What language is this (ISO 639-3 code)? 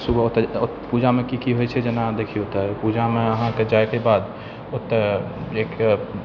mai